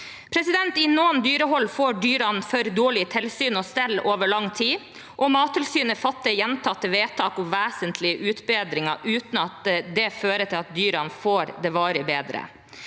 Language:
Norwegian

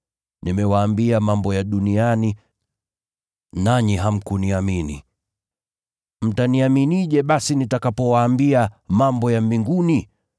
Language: Swahili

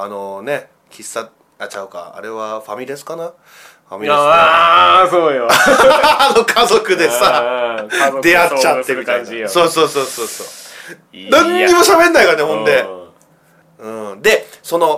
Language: Japanese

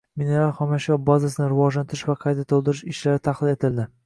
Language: Uzbek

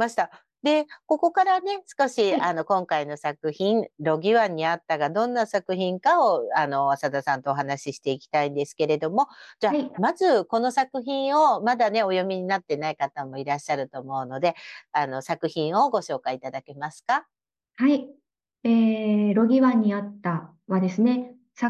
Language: Japanese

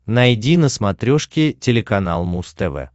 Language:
Russian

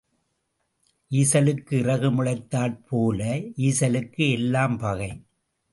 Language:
Tamil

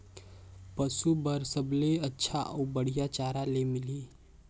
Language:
Chhattisgarhi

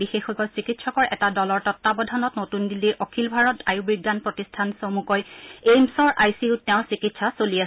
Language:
Assamese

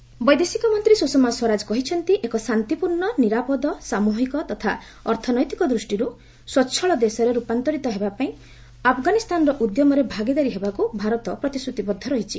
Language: Odia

